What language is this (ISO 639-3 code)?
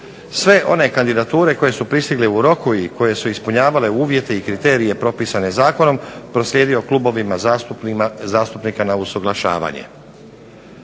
hrv